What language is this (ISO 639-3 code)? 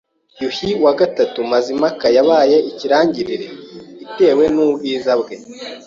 kin